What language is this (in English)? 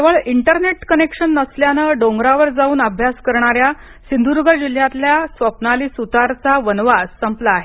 Marathi